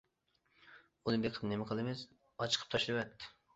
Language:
Uyghur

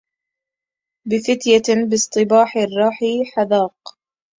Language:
Arabic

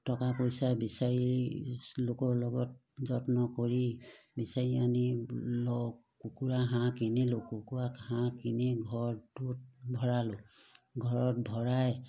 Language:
Assamese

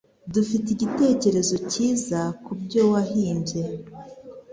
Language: Kinyarwanda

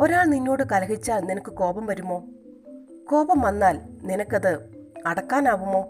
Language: Malayalam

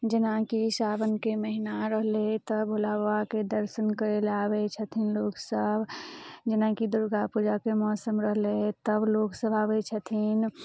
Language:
Maithili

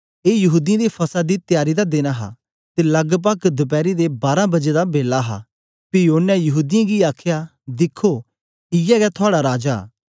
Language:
Dogri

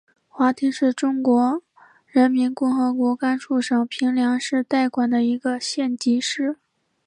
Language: Chinese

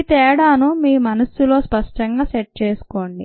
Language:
Telugu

